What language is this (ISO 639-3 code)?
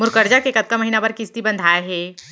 hne